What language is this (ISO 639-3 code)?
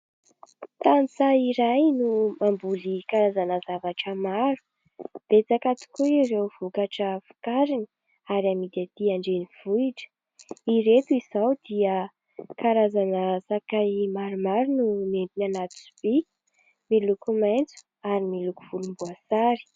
mlg